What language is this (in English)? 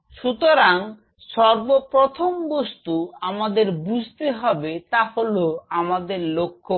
Bangla